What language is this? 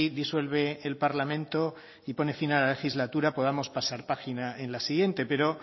Spanish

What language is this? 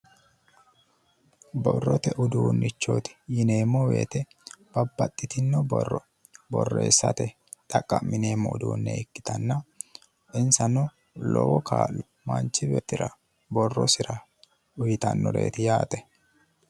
Sidamo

